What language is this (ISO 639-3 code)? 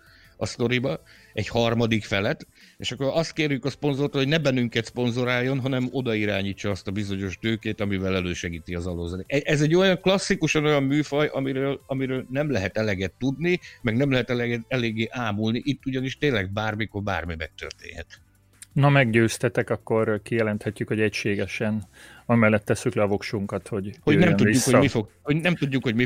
hun